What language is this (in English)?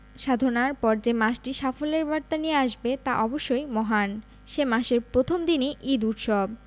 Bangla